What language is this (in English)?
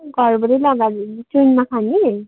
Nepali